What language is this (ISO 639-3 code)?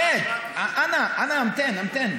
heb